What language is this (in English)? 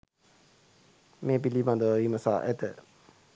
Sinhala